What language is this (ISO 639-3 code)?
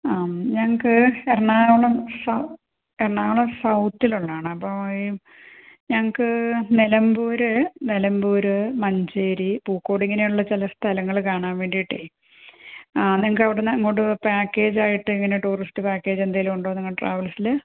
mal